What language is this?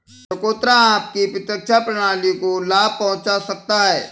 Hindi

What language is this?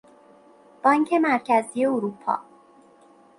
Persian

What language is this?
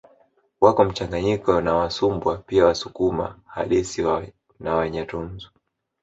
Swahili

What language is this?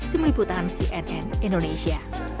Indonesian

